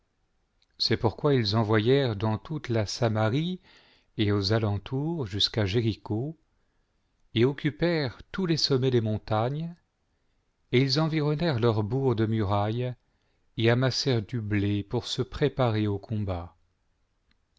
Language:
French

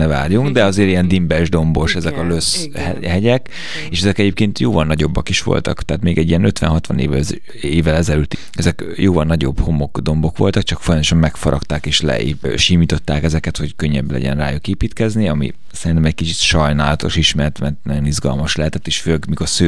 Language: Hungarian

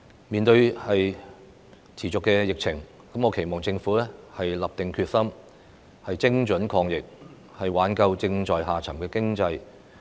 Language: Cantonese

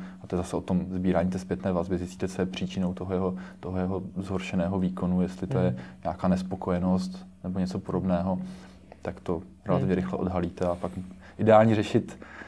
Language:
Czech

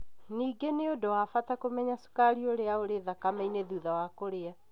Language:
Kikuyu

